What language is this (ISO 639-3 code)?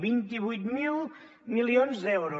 cat